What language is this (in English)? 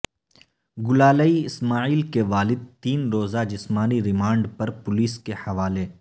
Urdu